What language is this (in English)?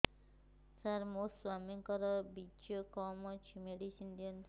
Odia